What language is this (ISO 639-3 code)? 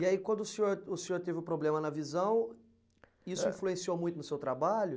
por